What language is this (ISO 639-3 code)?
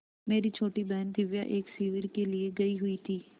hin